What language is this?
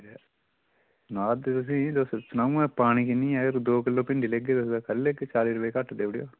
Dogri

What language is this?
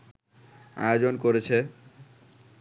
Bangla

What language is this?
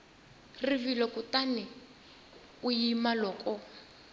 Tsonga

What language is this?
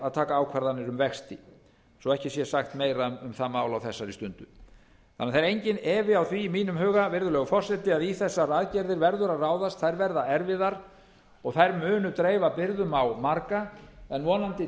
Icelandic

